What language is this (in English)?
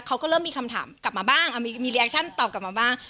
Thai